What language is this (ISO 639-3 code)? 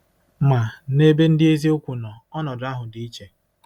ibo